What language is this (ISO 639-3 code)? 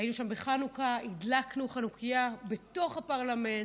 heb